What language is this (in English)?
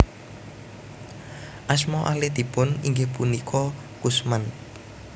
Javanese